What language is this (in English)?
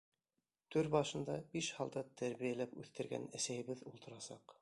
Bashkir